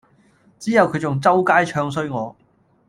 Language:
Cantonese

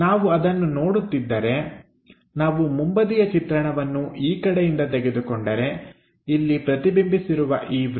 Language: Kannada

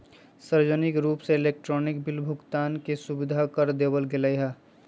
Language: Magahi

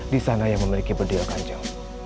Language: Indonesian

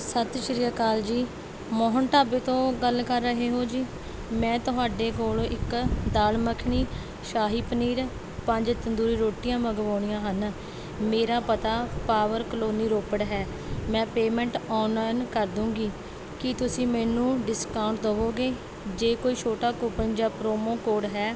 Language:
Punjabi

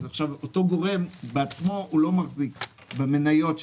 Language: Hebrew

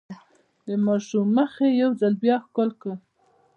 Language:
Pashto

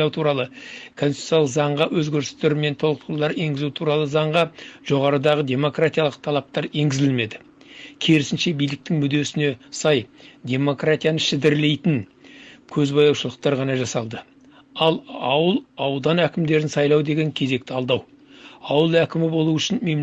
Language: Kazakh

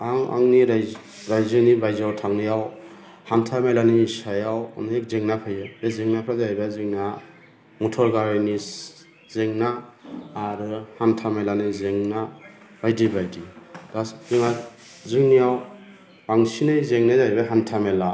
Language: Bodo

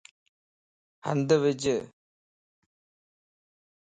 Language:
Lasi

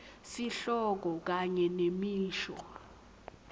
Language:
Swati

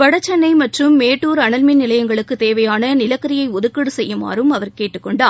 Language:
Tamil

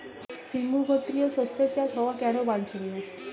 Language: Bangla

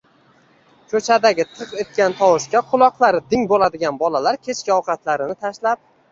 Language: Uzbek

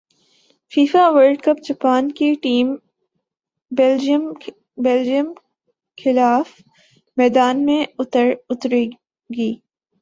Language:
Urdu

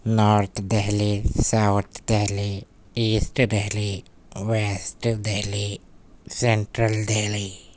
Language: Urdu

